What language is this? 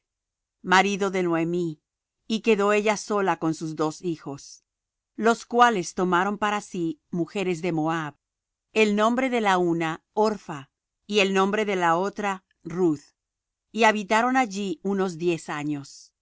Spanish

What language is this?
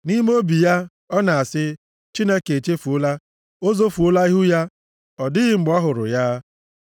Igbo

